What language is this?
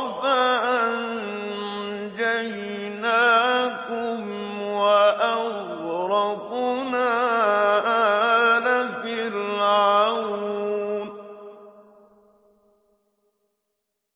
Arabic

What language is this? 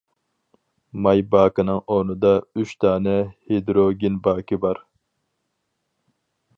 Uyghur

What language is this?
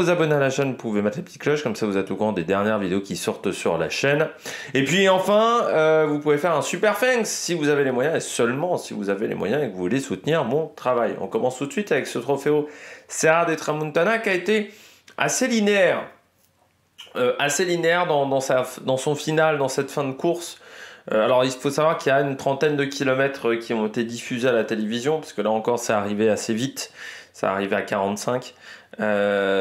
French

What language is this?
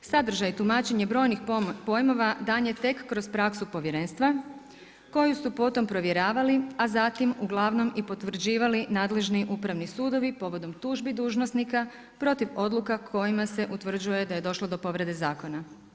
Croatian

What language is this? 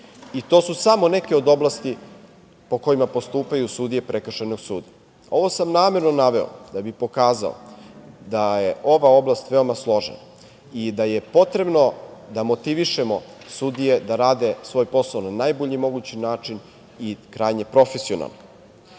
Serbian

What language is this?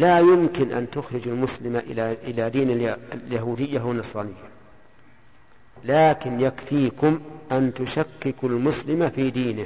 Arabic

